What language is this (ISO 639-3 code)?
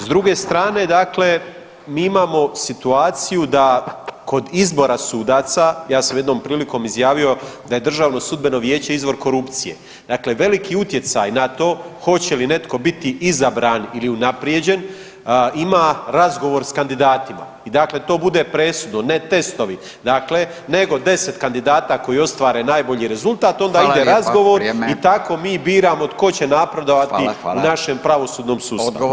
hrv